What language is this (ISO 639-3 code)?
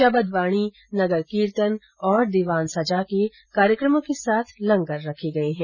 hin